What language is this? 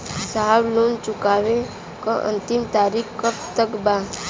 Bhojpuri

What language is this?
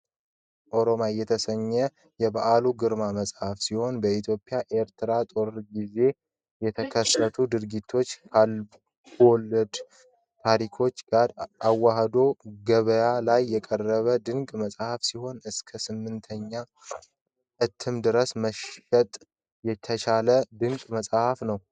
Amharic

